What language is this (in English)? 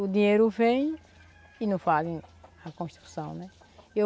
Portuguese